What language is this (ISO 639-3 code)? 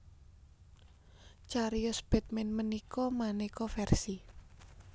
jav